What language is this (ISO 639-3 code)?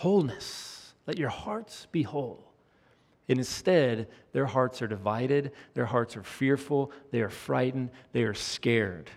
eng